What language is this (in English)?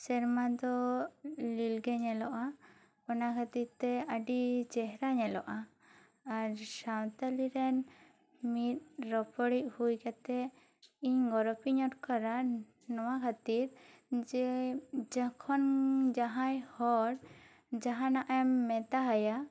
Santali